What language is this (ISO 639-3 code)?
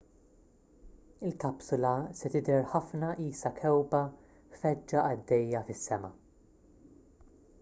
mlt